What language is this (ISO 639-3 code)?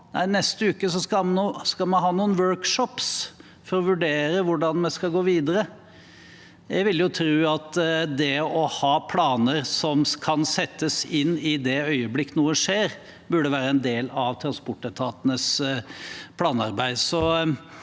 nor